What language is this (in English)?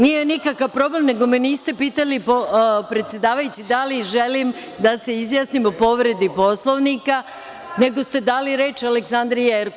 Serbian